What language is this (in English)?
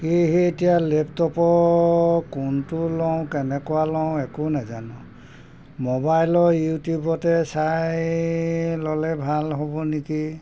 Assamese